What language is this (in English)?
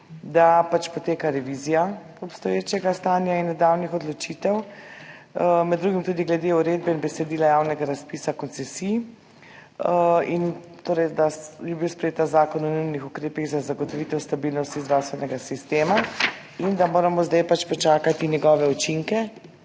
Slovenian